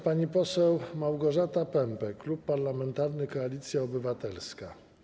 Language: Polish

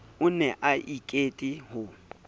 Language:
Southern Sotho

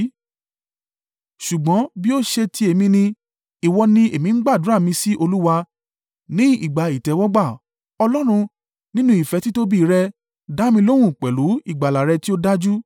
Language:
Yoruba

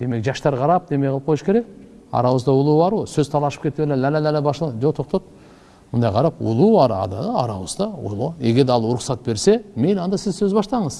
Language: Turkish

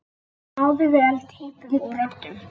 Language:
Icelandic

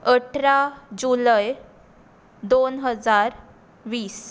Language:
Konkani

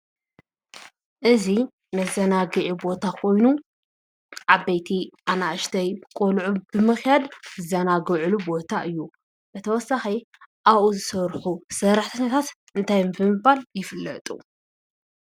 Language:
Tigrinya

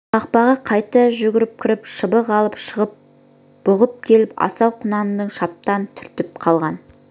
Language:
Kazakh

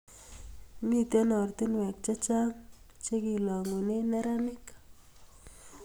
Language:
Kalenjin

